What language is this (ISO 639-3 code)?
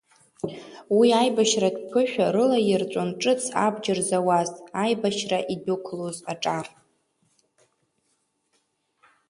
abk